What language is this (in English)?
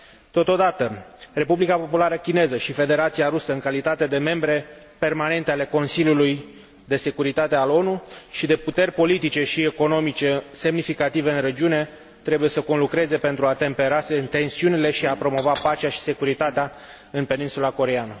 Romanian